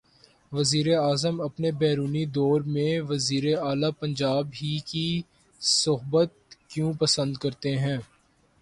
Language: Urdu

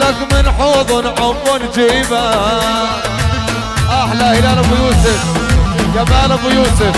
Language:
Arabic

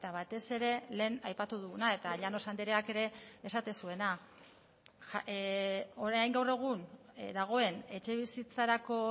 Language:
Basque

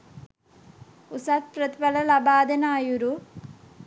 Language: Sinhala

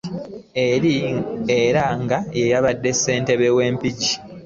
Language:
Ganda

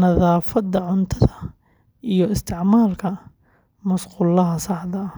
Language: Somali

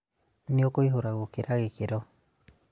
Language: Kikuyu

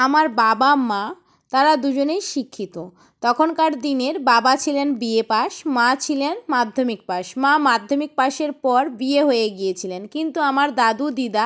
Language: Bangla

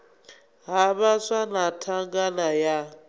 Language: Venda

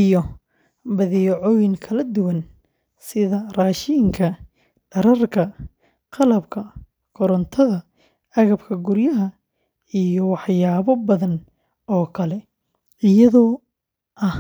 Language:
Somali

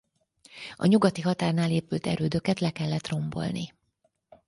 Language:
Hungarian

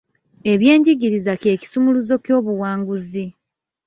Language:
Ganda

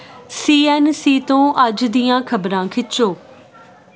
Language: Punjabi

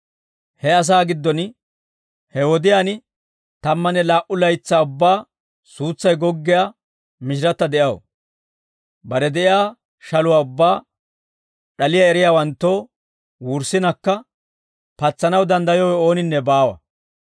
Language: Dawro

